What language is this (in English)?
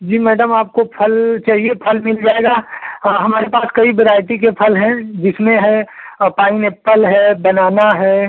Hindi